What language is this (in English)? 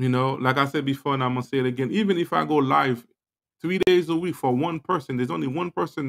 English